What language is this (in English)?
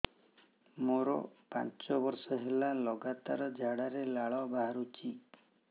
Odia